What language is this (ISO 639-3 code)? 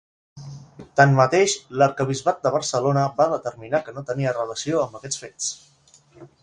cat